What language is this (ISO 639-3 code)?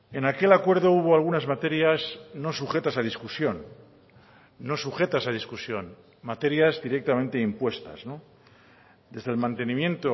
spa